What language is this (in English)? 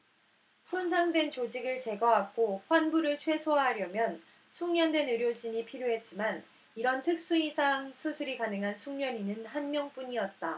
Korean